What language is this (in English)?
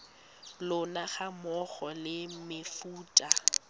Tswana